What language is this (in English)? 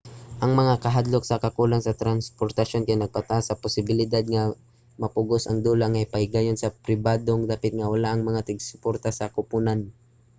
Cebuano